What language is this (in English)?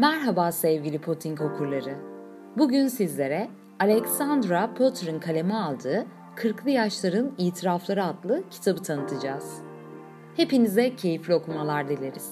Turkish